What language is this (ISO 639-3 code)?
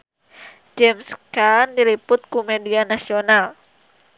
sun